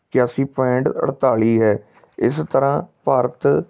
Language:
Punjabi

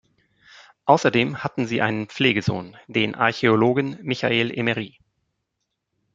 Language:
German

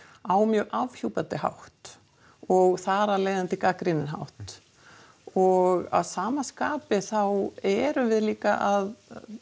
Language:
Icelandic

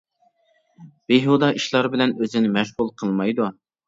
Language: Uyghur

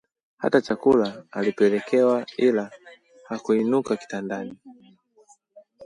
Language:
Swahili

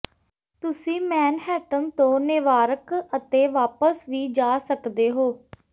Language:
Punjabi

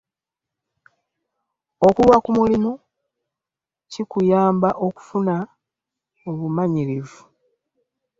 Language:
Ganda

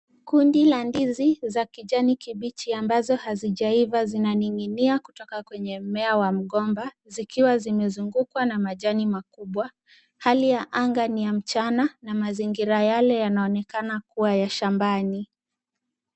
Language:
Swahili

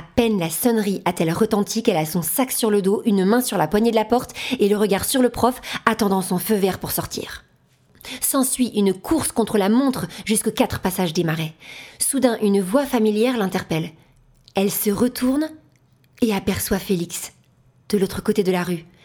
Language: French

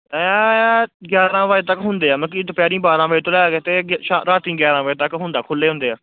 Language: Punjabi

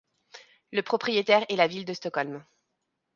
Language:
French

